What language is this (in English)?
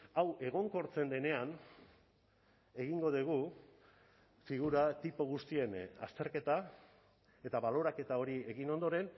Basque